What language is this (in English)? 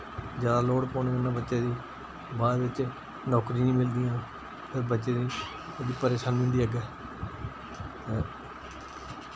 Dogri